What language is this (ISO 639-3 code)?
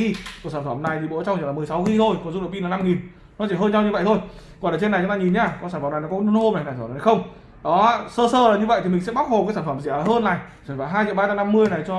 vie